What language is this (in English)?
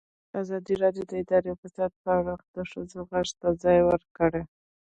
Pashto